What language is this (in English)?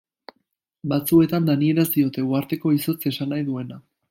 Basque